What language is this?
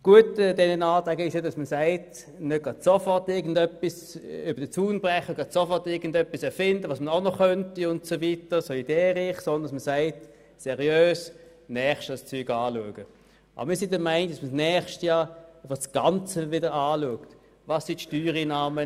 Swiss German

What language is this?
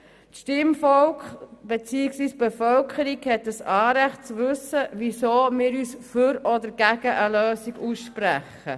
Swiss German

